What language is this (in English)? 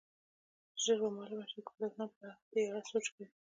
Pashto